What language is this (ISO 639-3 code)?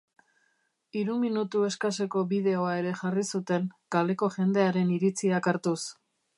eus